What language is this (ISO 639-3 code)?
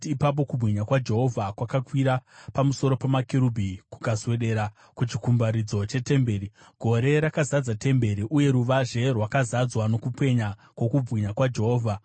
sna